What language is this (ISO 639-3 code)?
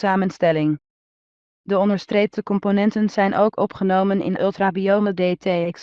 nld